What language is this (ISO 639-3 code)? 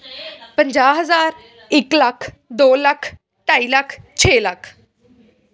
pan